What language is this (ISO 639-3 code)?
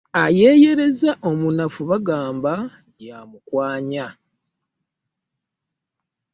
lug